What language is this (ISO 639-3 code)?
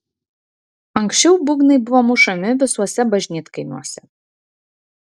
lit